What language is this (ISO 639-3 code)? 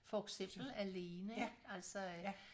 dan